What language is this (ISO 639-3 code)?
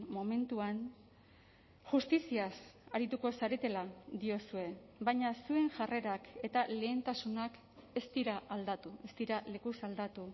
eus